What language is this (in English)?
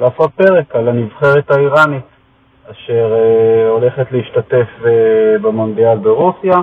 Hebrew